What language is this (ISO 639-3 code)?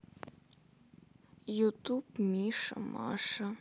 rus